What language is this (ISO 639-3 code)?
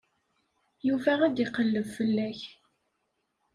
kab